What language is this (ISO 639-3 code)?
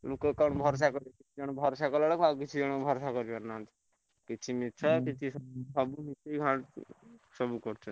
ori